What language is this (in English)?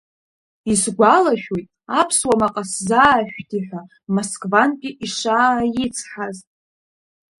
Abkhazian